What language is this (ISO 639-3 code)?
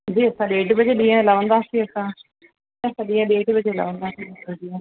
snd